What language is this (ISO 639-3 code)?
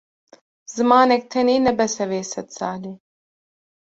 kur